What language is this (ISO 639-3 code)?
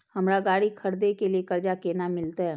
mai